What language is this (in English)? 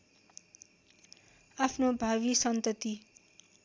Nepali